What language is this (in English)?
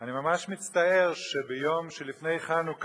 Hebrew